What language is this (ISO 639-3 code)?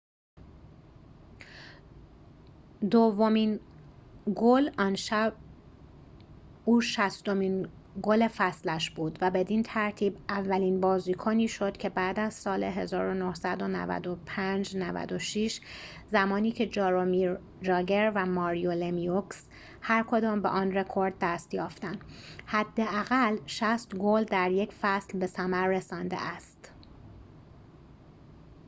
fas